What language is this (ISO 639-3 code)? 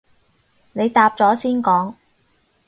yue